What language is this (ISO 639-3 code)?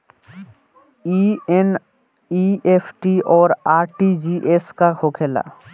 bho